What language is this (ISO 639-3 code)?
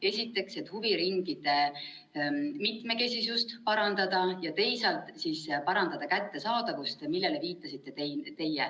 est